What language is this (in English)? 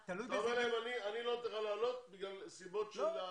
Hebrew